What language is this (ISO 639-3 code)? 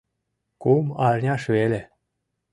chm